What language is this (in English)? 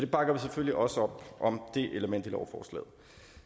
Danish